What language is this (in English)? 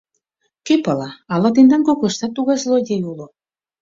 Mari